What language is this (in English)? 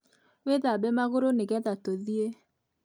Kikuyu